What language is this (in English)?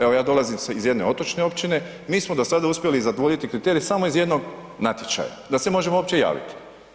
Croatian